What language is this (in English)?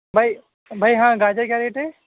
Urdu